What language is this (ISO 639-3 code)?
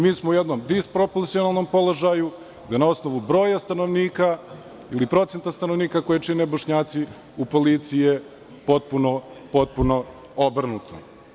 srp